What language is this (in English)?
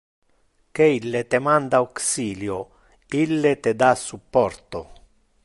Interlingua